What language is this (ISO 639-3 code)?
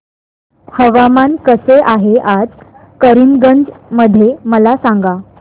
mar